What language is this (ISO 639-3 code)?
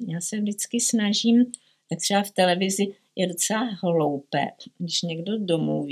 ces